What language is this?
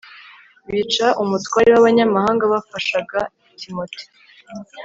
Kinyarwanda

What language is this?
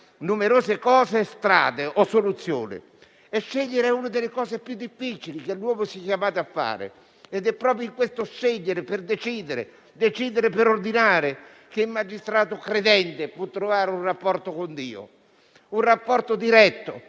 Italian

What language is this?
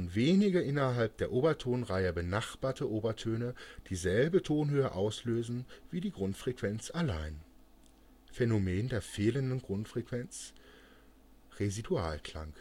German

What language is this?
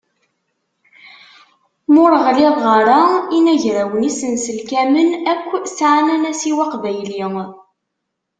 Kabyle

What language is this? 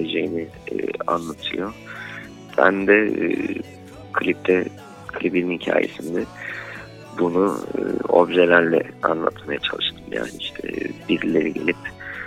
Turkish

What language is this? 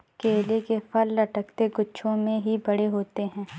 Hindi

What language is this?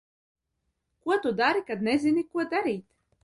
Latvian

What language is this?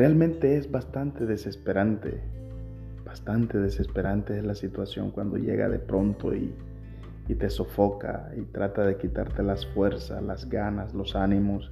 Spanish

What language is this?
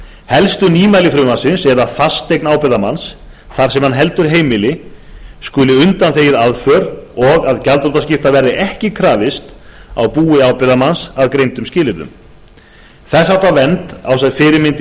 Icelandic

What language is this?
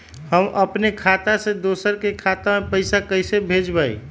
Magahi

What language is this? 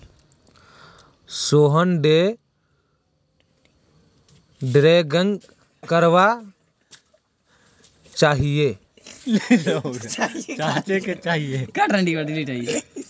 Magahi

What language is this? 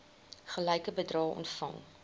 Afrikaans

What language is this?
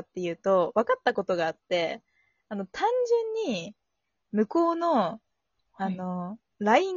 Japanese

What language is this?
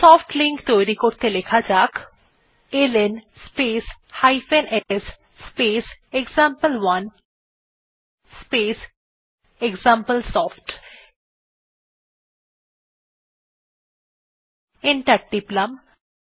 Bangla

